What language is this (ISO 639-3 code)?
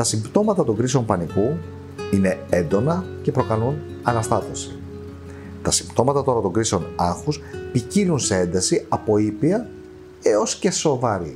ell